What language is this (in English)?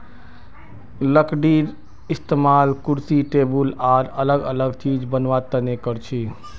Magahi